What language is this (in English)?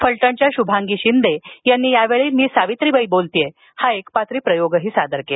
Marathi